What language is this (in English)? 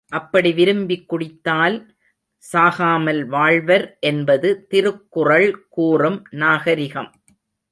Tamil